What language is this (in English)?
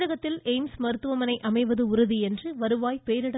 Tamil